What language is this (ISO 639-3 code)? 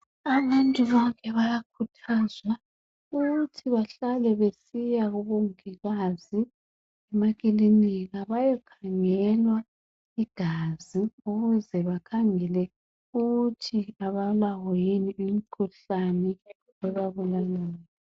nde